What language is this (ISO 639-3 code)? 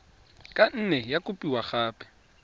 tsn